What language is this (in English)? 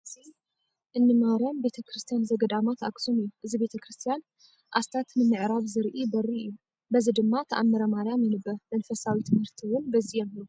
Tigrinya